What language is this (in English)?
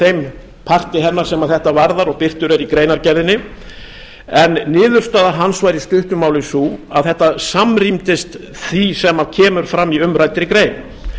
Icelandic